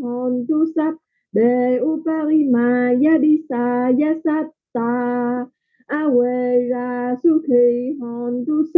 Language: Vietnamese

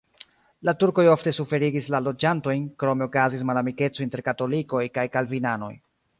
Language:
Esperanto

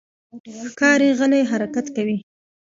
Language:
Pashto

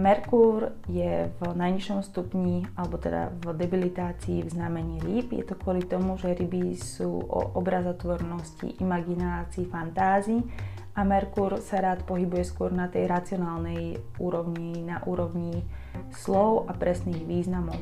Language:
Slovak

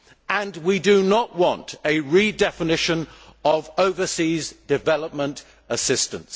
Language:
English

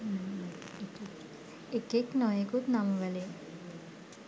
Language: Sinhala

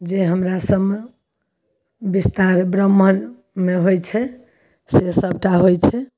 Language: Maithili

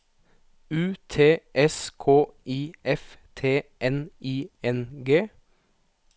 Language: Norwegian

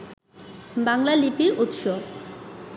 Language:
Bangla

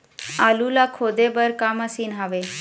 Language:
Chhattisgarhi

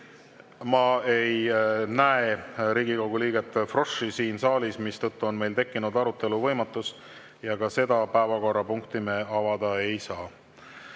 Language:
Estonian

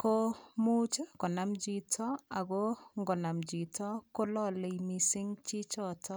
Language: Kalenjin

